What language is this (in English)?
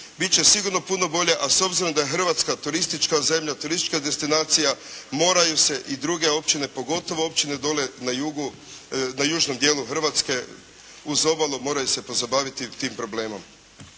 Croatian